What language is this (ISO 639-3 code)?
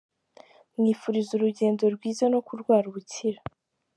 kin